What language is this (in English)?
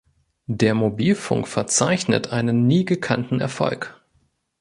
German